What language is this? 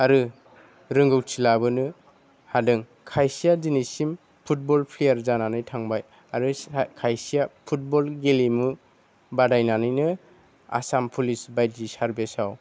Bodo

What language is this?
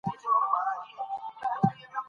Pashto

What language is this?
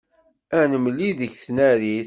Kabyle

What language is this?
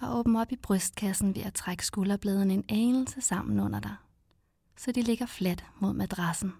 Danish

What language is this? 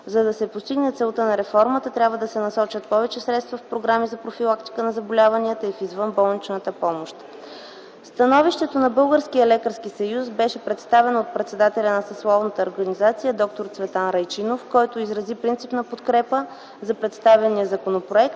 Bulgarian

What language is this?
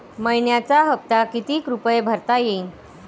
Marathi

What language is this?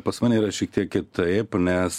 Lithuanian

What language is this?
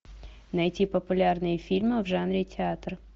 Russian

